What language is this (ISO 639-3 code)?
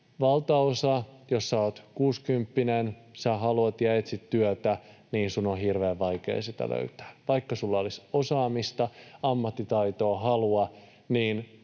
fin